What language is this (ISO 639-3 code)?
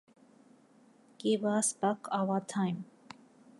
jpn